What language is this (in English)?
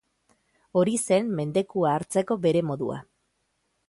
Basque